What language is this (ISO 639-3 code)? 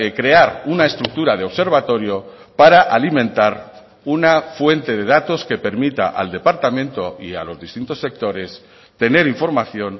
spa